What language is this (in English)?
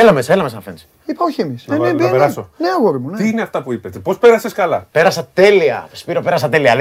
Greek